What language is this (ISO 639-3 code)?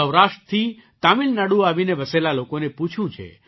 guj